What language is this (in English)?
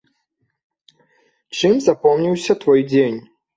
Belarusian